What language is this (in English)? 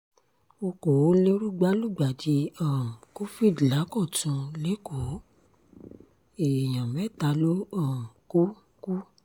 Yoruba